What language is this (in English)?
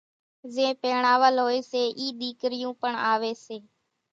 Kachi Koli